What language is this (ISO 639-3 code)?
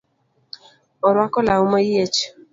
luo